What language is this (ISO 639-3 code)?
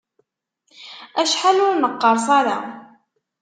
kab